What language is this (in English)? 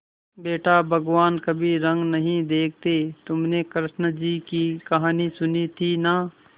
Hindi